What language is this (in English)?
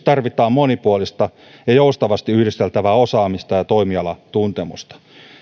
Finnish